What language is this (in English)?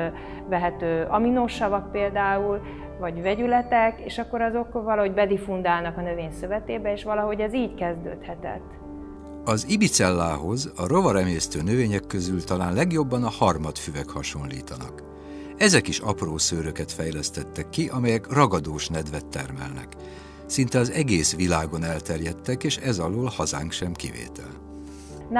Hungarian